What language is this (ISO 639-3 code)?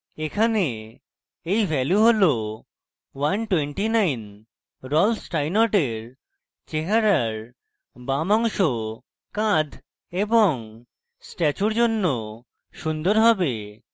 ben